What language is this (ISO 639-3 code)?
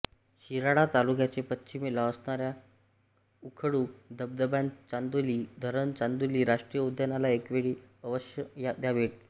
mar